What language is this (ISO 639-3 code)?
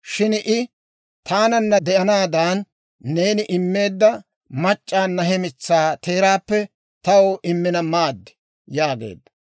dwr